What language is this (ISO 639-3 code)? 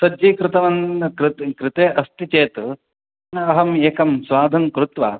san